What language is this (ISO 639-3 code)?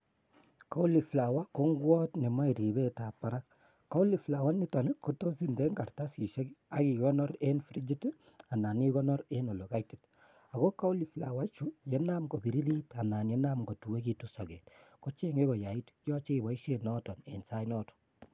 kln